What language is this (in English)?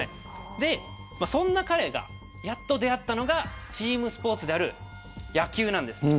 Japanese